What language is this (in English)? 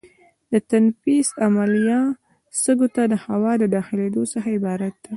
Pashto